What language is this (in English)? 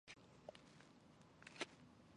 Chinese